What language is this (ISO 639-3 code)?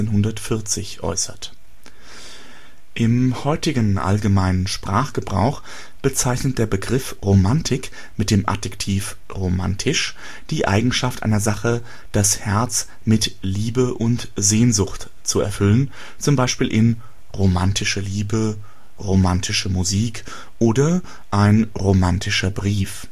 deu